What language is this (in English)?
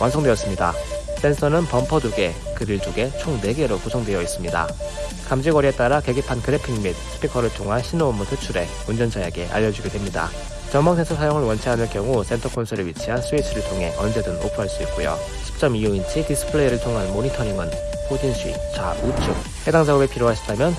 Korean